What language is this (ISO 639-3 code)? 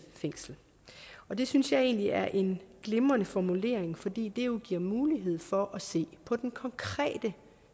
dan